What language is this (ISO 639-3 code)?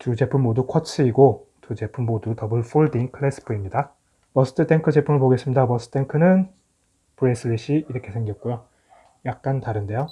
kor